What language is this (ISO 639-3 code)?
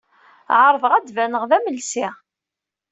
kab